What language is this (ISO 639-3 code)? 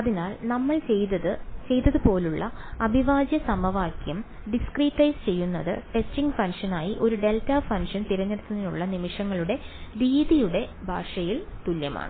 mal